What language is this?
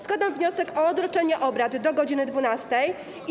Polish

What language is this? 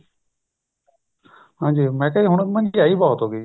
Punjabi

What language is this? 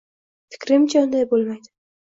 Uzbek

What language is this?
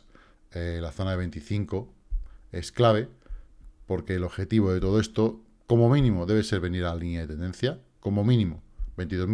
Spanish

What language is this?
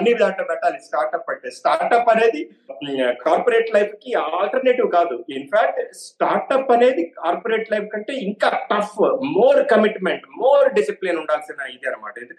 Telugu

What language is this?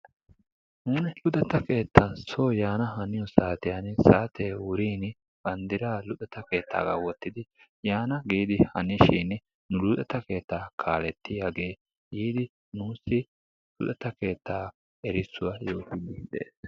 Wolaytta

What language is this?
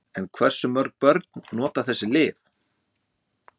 Icelandic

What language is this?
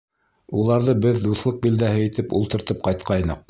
Bashkir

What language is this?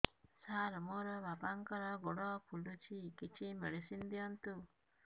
Odia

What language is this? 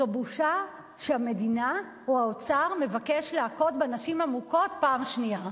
Hebrew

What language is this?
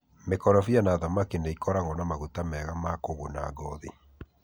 Kikuyu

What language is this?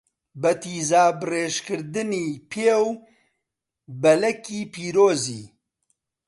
Central Kurdish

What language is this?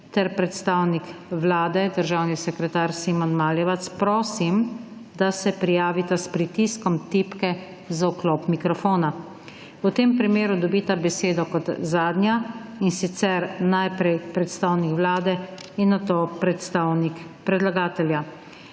Slovenian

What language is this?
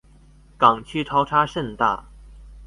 Chinese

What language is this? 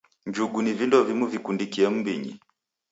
Taita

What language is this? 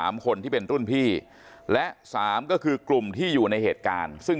Thai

